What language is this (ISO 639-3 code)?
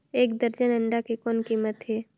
hne